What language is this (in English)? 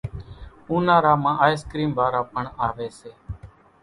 Kachi Koli